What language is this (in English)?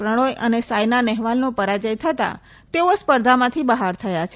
Gujarati